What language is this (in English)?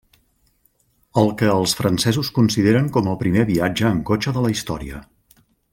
Catalan